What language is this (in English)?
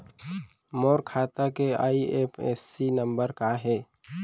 Chhattisgarhi